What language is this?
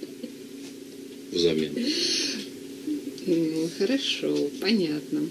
Russian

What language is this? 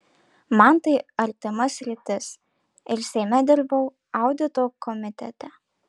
Lithuanian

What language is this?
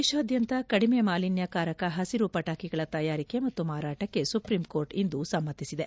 Kannada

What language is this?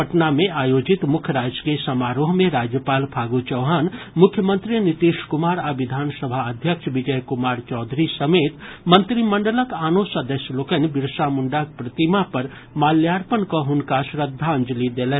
Maithili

